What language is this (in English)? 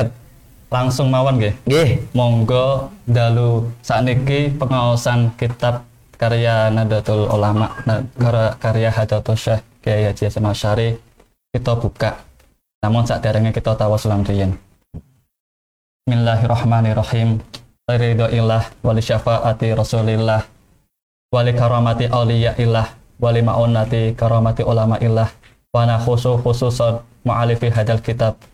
Indonesian